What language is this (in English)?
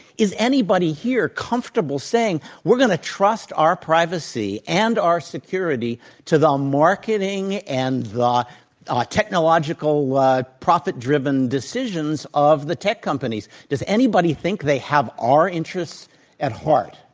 English